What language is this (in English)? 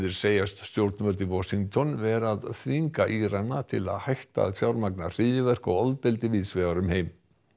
Icelandic